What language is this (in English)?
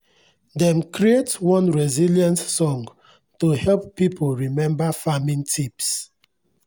Nigerian Pidgin